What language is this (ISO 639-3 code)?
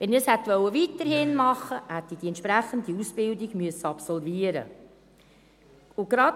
gsw